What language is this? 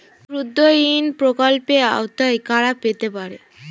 Bangla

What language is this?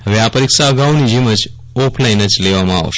Gujarati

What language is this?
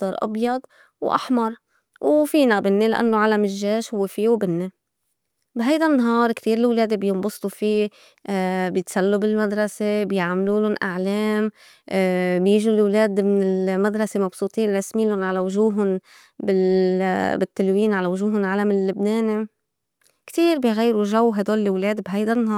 North Levantine Arabic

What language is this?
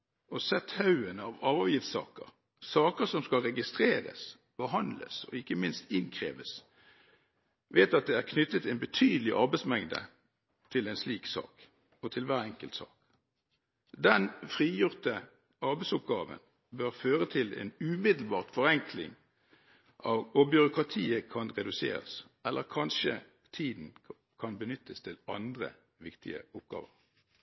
Norwegian Bokmål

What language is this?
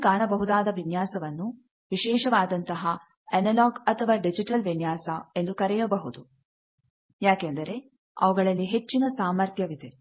Kannada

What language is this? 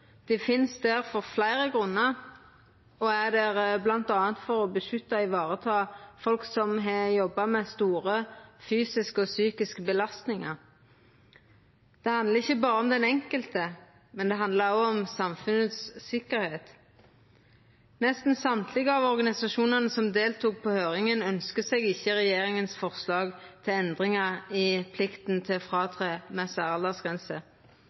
Norwegian Nynorsk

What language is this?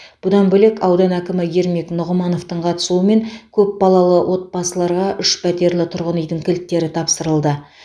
Kazakh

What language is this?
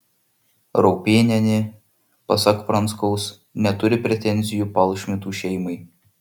Lithuanian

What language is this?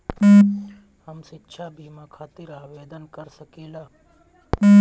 Bhojpuri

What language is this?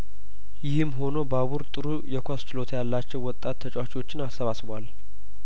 Amharic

